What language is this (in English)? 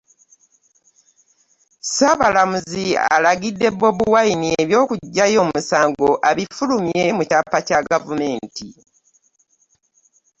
Ganda